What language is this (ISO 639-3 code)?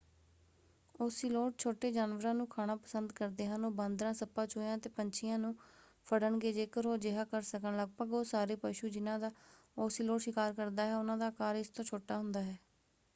pan